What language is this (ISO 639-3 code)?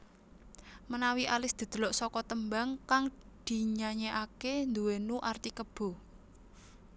jav